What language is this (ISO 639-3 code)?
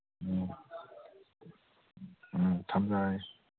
mni